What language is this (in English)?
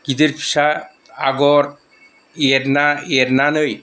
Bodo